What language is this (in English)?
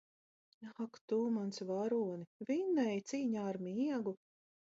Latvian